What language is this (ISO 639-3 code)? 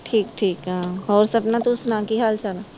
pan